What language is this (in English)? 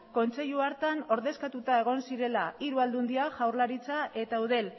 Basque